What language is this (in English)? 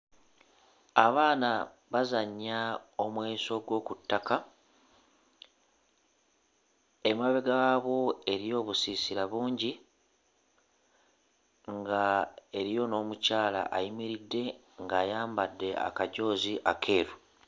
Ganda